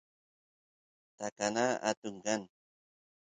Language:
Santiago del Estero Quichua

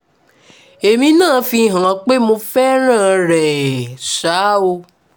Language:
Yoruba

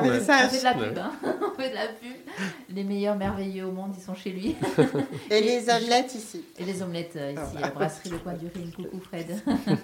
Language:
French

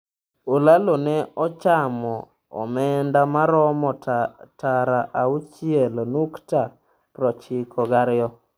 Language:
Luo (Kenya and Tanzania)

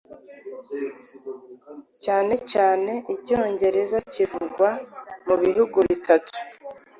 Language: Kinyarwanda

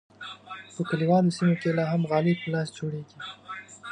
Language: Pashto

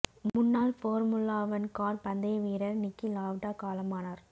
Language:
Tamil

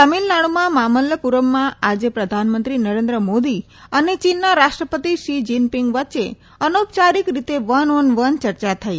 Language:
Gujarati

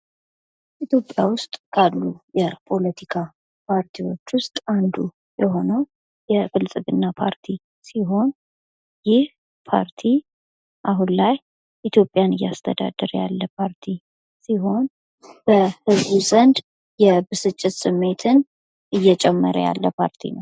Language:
Amharic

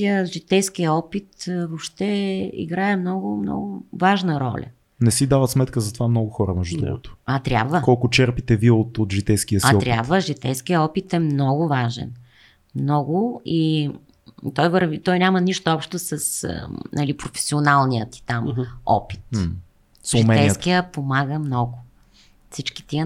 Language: Bulgarian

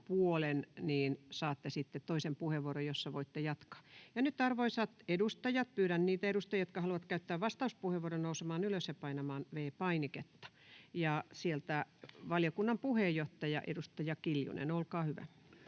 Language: Finnish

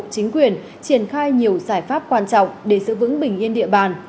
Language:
Vietnamese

